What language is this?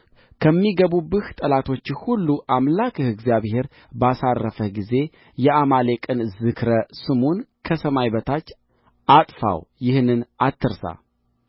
Amharic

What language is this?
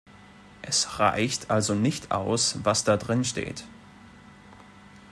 German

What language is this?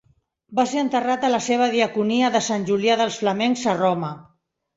Catalan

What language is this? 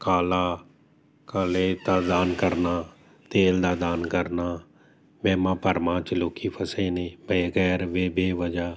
Punjabi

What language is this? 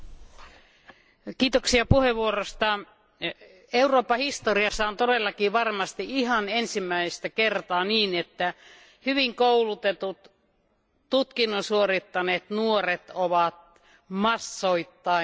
Finnish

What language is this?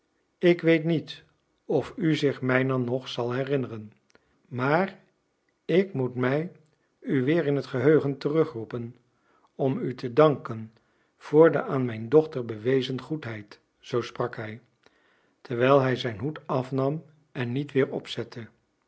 Dutch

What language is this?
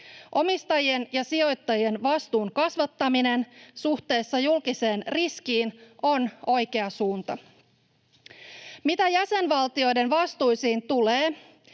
Finnish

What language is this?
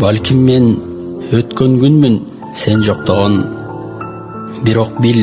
Turkish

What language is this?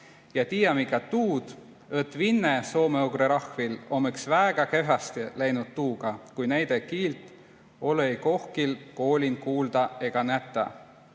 Estonian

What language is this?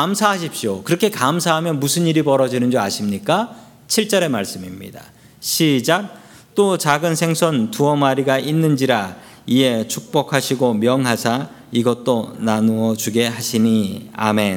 Korean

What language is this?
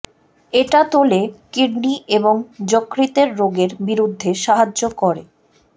Bangla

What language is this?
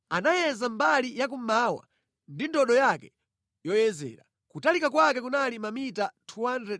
Nyanja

